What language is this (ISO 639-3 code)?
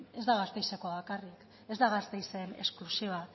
eus